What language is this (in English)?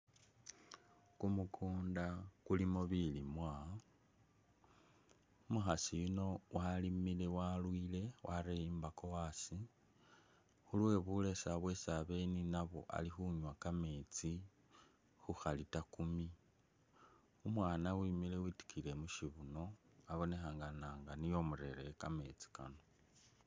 Masaaba